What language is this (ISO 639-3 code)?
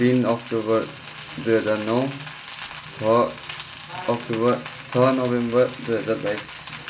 nep